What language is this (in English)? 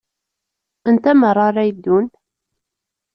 Kabyle